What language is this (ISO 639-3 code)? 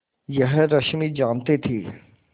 hin